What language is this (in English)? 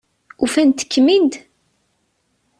Kabyle